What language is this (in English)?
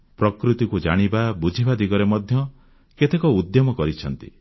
Odia